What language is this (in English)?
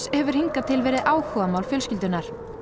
Icelandic